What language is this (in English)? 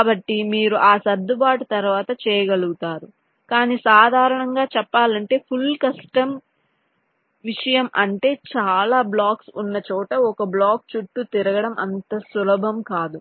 Telugu